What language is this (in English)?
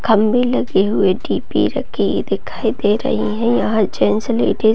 Hindi